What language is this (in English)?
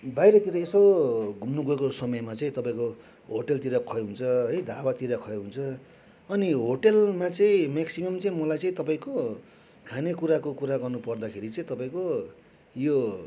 Nepali